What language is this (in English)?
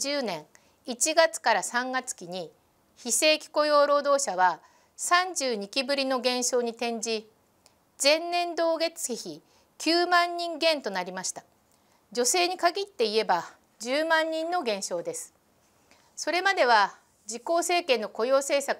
Japanese